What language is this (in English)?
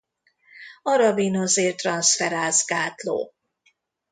Hungarian